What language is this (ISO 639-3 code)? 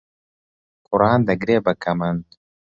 ckb